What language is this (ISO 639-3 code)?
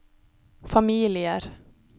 nor